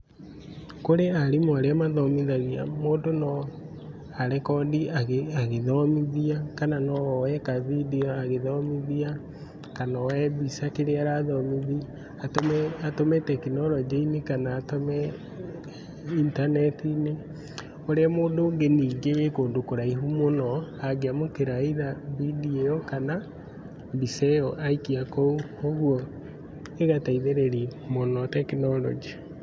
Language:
Kikuyu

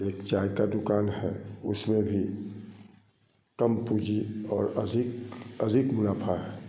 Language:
Hindi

